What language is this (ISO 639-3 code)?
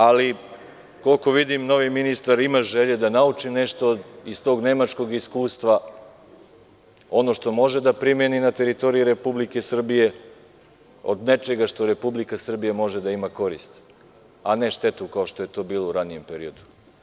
srp